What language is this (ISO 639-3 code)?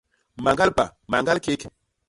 bas